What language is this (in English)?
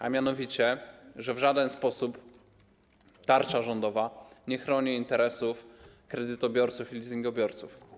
Polish